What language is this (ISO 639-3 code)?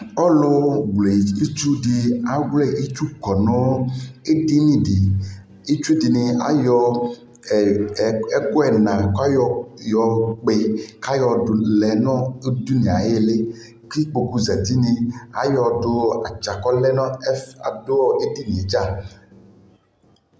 kpo